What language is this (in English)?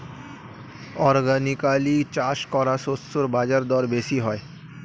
Bangla